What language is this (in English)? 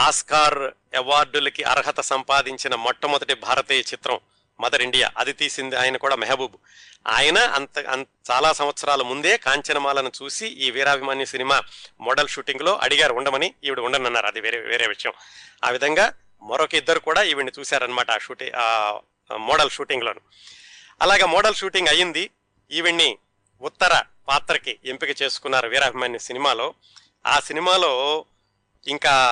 Telugu